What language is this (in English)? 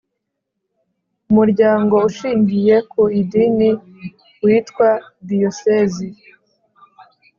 Kinyarwanda